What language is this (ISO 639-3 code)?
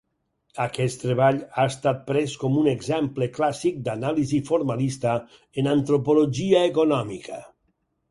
cat